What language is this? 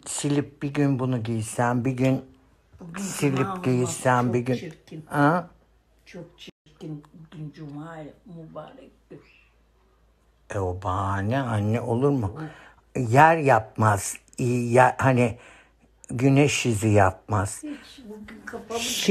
Turkish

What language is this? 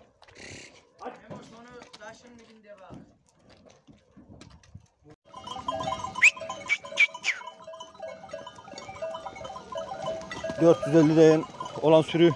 Turkish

